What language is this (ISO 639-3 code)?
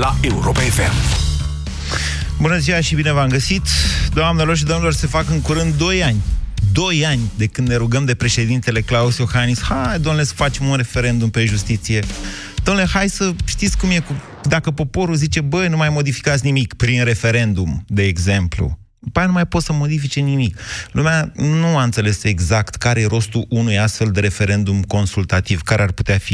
ron